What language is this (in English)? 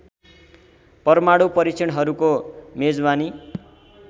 Nepali